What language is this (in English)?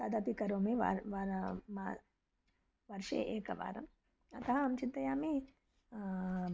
Sanskrit